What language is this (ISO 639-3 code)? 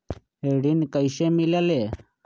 mag